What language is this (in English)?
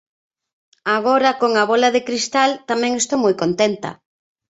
Galician